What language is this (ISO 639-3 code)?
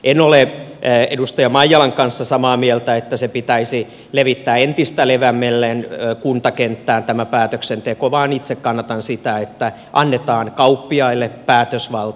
fin